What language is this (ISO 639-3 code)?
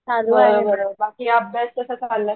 mar